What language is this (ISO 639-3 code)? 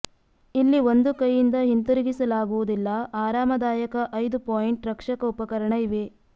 kan